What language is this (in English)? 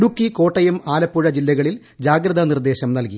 Malayalam